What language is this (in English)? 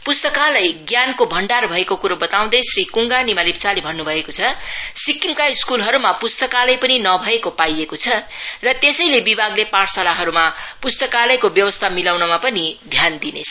Nepali